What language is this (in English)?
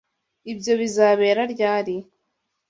Kinyarwanda